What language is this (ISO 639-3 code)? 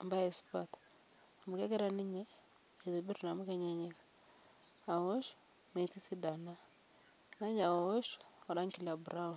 mas